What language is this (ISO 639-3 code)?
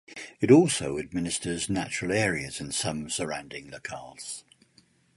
eng